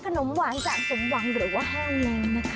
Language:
Thai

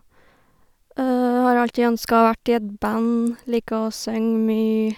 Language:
Norwegian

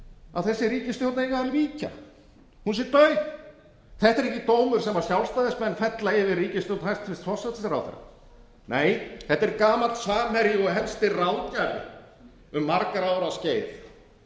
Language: Icelandic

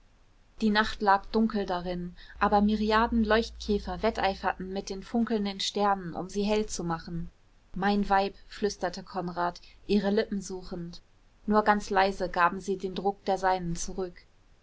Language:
German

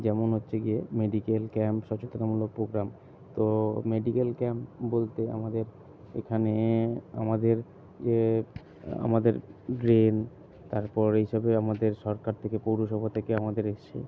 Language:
Bangla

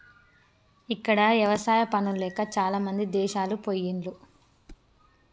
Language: Telugu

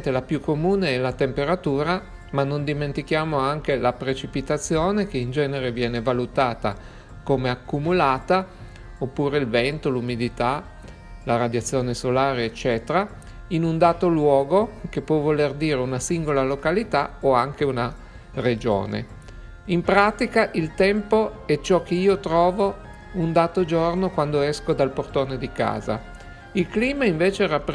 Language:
Italian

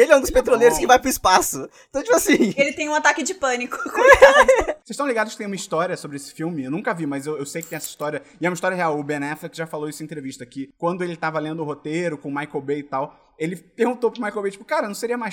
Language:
Portuguese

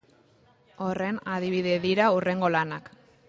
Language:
Basque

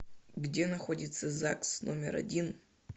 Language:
Russian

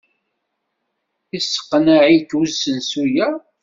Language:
Kabyle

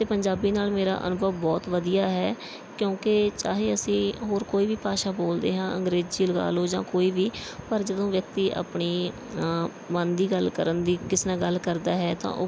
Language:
Punjabi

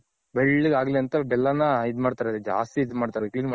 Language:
Kannada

